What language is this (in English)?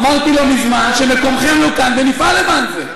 Hebrew